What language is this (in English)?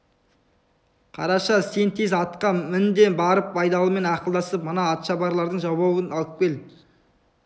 Kazakh